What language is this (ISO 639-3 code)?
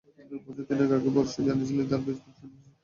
ben